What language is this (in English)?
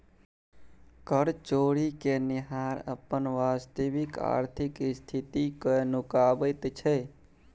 Maithili